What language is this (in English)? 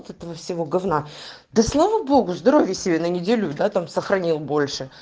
Russian